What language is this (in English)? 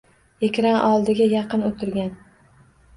Uzbek